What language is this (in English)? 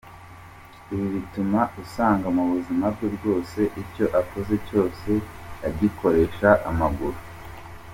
Kinyarwanda